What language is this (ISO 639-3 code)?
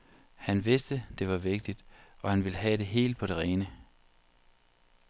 dan